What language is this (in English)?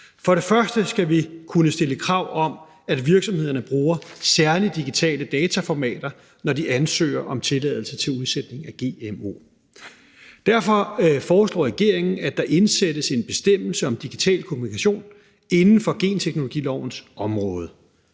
Danish